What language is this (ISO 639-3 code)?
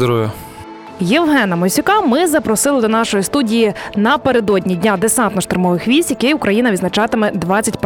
ukr